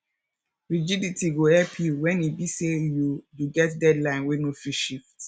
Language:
Nigerian Pidgin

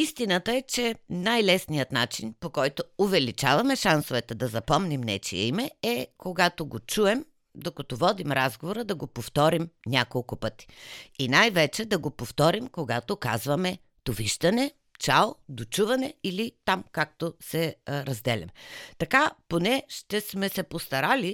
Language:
Bulgarian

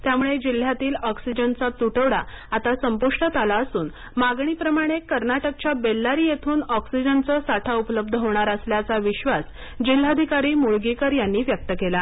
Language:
Marathi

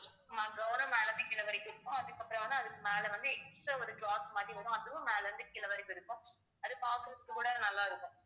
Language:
Tamil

